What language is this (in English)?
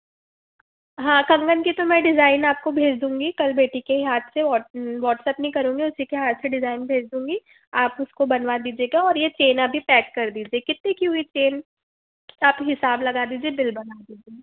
Hindi